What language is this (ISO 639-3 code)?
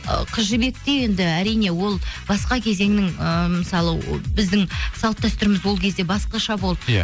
kaz